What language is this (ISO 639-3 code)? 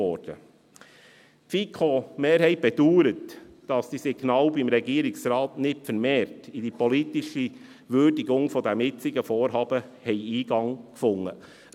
gsw